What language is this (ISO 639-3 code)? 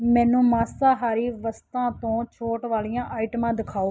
pan